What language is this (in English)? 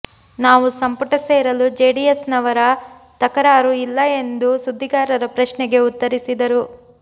Kannada